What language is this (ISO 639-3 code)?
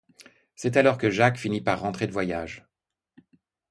fra